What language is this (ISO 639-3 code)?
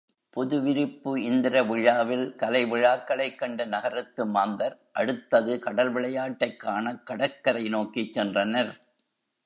tam